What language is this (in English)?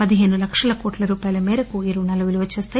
Telugu